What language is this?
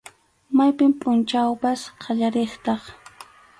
Arequipa-La Unión Quechua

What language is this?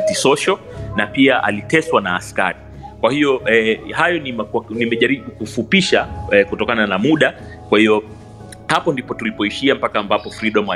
Swahili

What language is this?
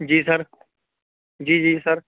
Urdu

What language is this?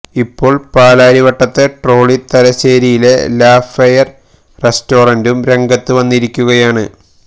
Malayalam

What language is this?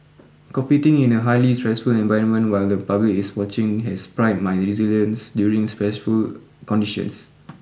English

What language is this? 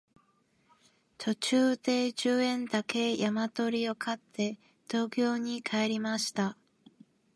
Japanese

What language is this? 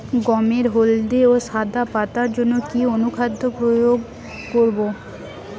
Bangla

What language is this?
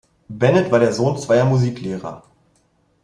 German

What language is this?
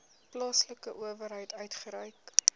Afrikaans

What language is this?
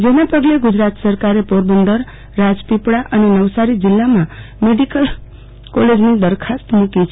Gujarati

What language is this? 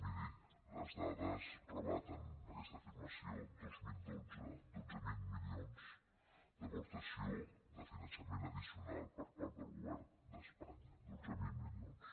Catalan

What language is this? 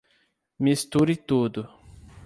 Portuguese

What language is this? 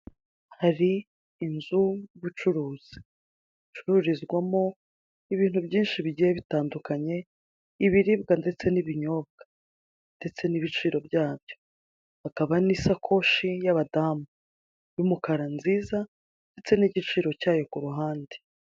Kinyarwanda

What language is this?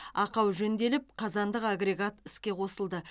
Kazakh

